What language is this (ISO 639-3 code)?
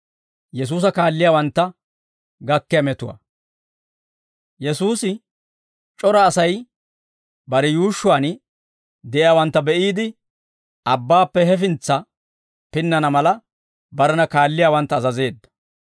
dwr